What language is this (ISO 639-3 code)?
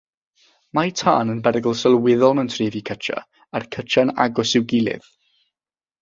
cym